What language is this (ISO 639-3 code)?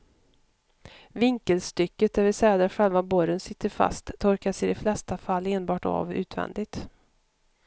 swe